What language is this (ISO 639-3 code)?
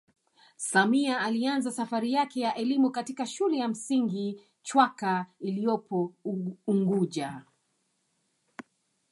swa